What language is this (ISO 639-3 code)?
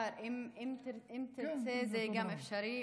heb